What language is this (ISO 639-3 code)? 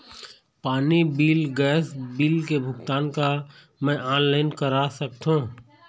hne